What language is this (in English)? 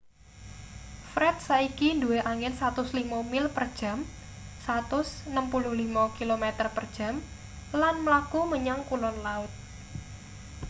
Javanese